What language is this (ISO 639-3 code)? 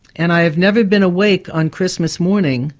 eng